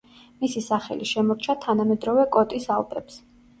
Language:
Georgian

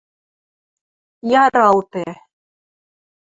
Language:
Western Mari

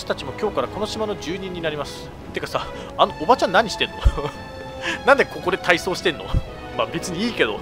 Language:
Japanese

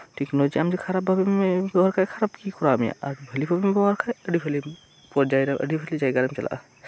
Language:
Santali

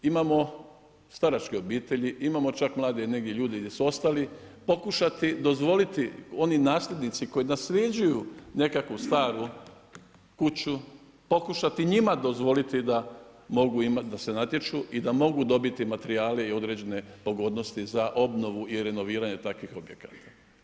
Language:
Croatian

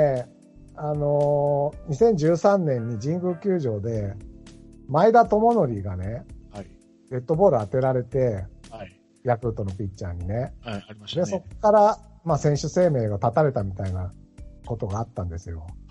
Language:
Japanese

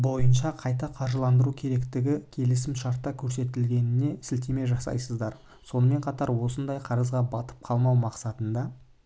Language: Kazakh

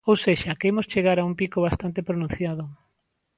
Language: Galician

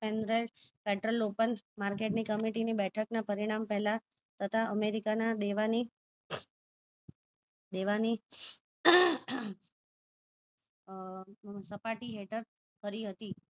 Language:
Gujarati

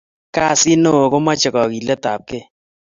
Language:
Kalenjin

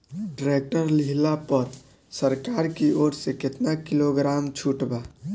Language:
Bhojpuri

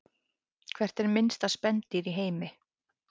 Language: Icelandic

